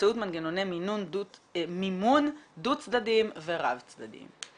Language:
Hebrew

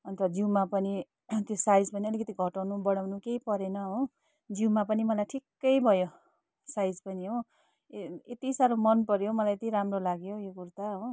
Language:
Nepali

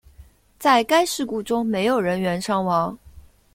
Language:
Chinese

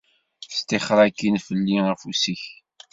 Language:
Kabyle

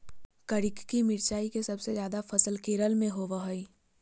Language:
Magahi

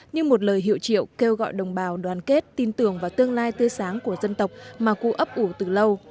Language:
Vietnamese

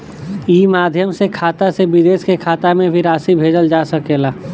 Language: Bhojpuri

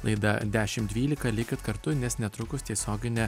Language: Lithuanian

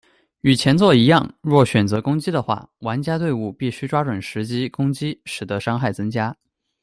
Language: Chinese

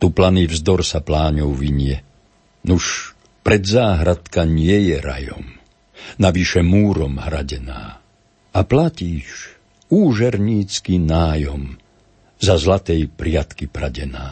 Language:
Slovak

